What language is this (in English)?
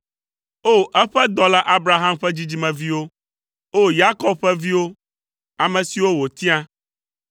Ewe